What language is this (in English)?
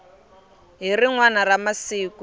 Tsonga